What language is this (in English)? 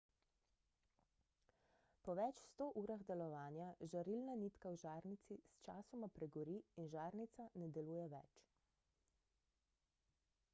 Slovenian